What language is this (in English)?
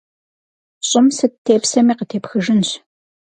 Kabardian